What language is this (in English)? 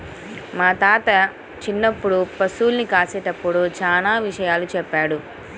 Telugu